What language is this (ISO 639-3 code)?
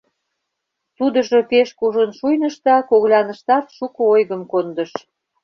chm